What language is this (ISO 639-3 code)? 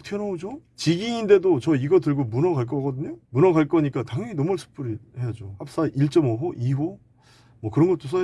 kor